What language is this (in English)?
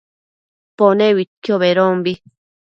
Matsés